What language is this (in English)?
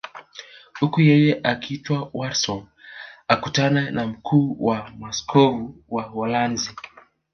Swahili